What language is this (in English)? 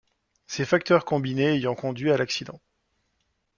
French